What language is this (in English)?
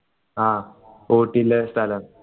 Malayalam